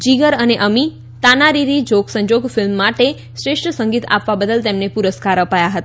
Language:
Gujarati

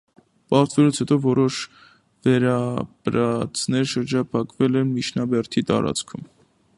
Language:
Armenian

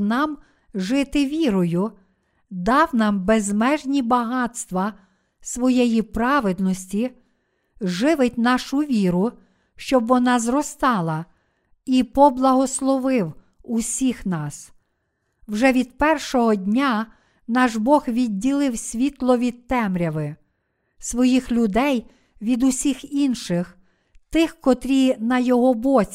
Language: Ukrainian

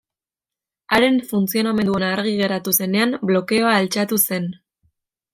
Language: Basque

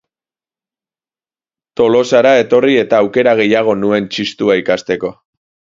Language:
Basque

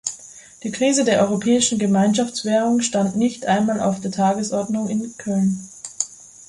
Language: German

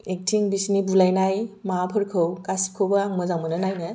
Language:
Bodo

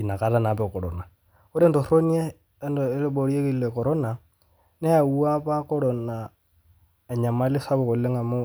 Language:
Masai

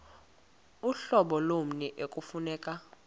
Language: Xhosa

